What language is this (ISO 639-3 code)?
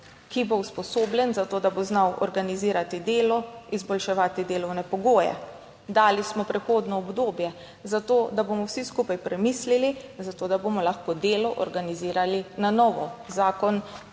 slv